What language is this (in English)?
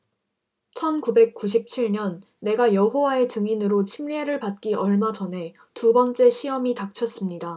Korean